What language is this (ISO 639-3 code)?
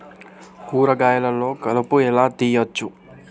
tel